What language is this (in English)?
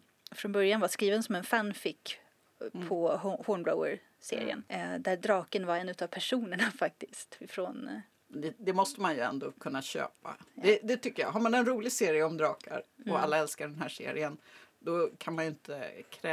Swedish